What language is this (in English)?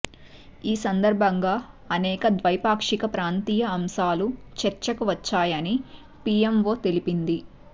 Telugu